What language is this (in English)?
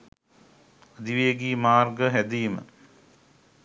Sinhala